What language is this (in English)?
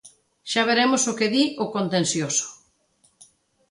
Galician